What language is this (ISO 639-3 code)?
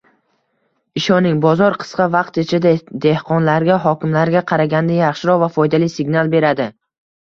uzb